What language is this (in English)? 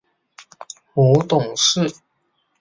Chinese